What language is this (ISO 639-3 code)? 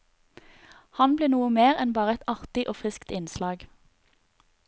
nor